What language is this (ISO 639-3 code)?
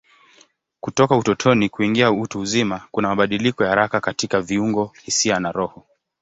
swa